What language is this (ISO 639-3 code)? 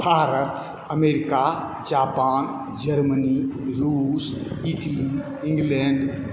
mai